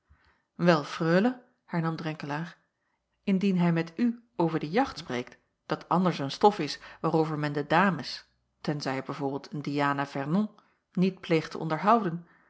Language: Dutch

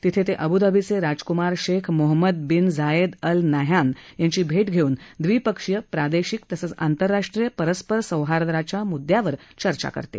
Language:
Marathi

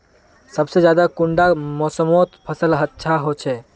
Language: Magahi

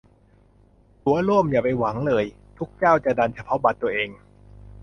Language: Thai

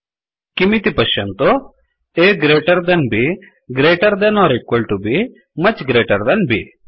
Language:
Sanskrit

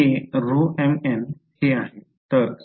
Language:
Marathi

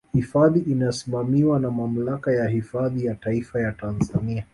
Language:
Swahili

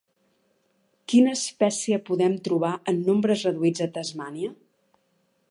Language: Catalan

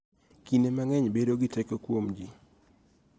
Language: Luo (Kenya and Tanzania)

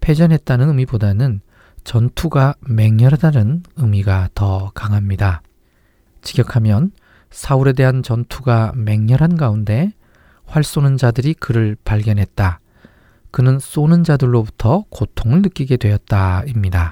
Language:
Korean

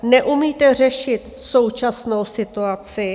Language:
Czech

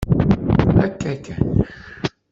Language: Kabyle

